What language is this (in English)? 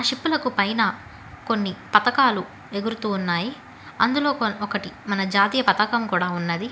Telugu